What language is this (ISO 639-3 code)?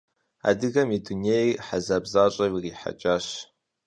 kbd